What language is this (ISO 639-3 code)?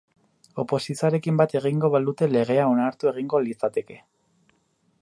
eus